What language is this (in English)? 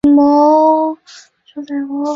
Chinese